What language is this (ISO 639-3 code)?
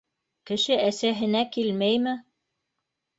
bak